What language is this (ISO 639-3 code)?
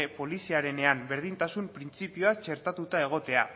eus